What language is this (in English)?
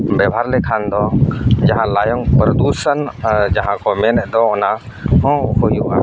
Santali